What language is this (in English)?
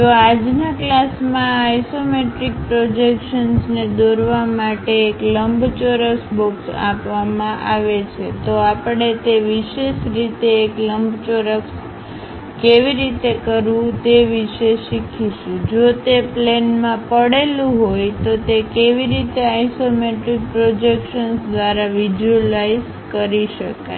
Gujarati